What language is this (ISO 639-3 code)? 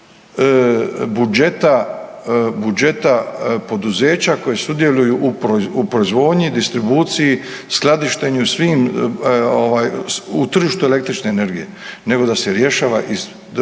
hrv